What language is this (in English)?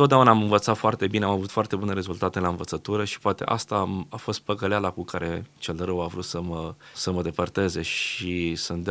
Romanian